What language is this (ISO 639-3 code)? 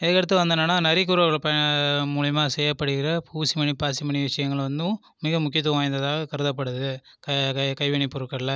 tam